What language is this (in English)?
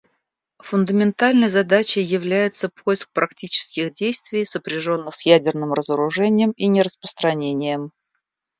Russian